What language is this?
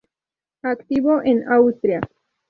Spanish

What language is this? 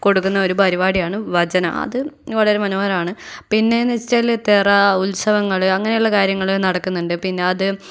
Malayalam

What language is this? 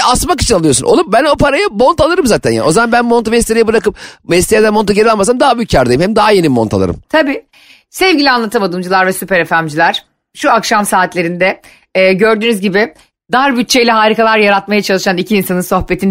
Turkish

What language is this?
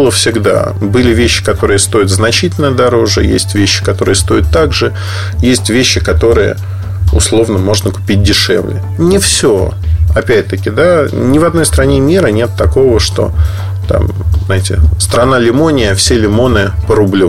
Russian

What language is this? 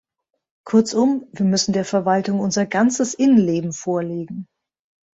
German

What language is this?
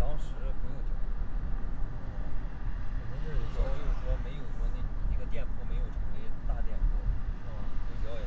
Chinese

